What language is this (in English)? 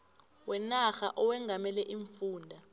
South Ndebele